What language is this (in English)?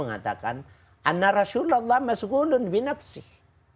Indonesian